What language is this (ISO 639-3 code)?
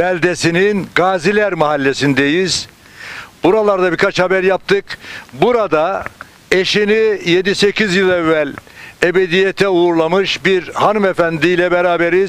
tur